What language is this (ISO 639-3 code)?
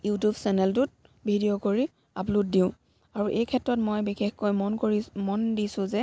asm